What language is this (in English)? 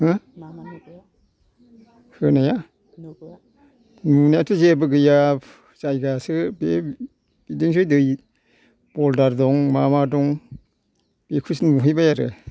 Bodo